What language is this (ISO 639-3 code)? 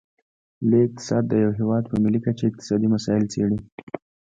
pus